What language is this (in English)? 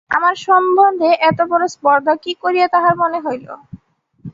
Bangla